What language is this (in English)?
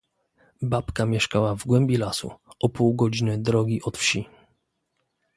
Polish